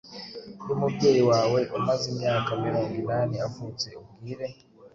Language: Kinyarwanda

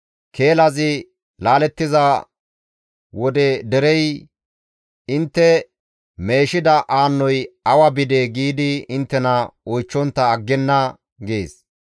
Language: Gamo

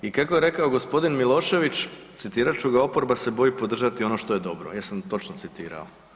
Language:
Croatian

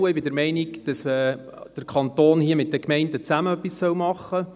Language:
Swiss German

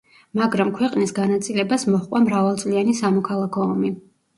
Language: Georgian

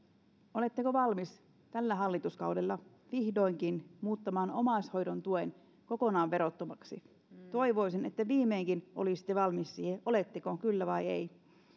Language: Finnish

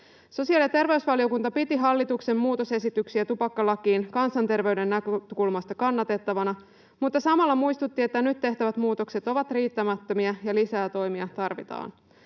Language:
Finnish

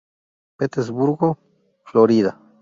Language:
Spanish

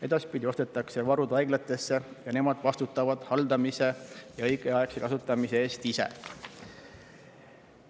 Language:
Estonian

